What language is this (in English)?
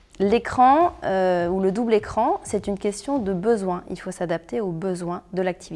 French